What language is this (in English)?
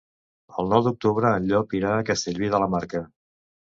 Catalan